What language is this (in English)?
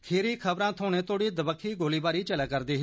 Dogri